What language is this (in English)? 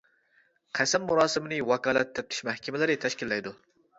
Uyghur